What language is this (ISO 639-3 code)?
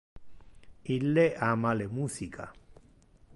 ina